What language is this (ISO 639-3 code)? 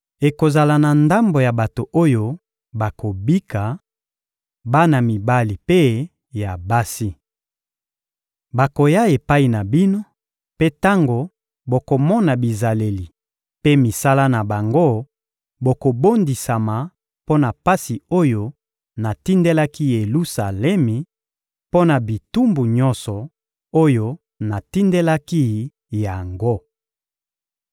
lin